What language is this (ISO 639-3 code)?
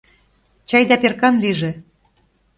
chm